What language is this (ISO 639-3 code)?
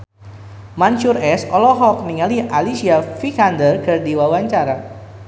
sun